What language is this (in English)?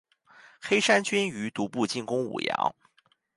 Chinese